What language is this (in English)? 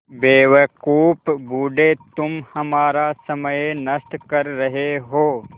Hindi